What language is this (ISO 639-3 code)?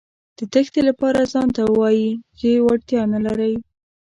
pus